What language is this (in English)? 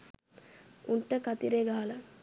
Sinhala